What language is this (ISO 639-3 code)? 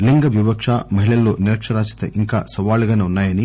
tel